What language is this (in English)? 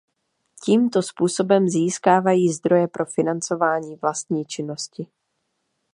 Czech